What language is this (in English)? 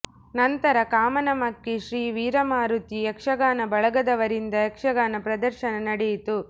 Kannada